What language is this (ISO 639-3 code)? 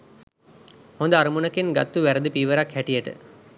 sin